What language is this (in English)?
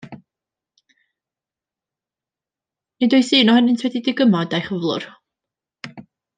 Welsh